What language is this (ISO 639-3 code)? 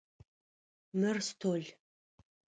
ady